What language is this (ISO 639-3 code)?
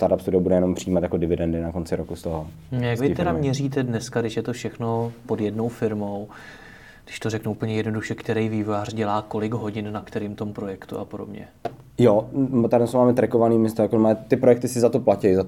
ces